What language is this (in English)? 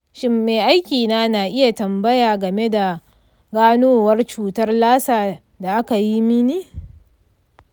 Hausa